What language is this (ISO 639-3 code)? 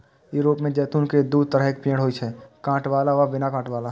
mai